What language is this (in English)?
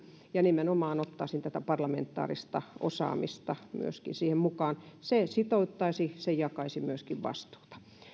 Finnish